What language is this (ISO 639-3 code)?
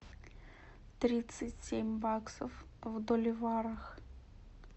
rus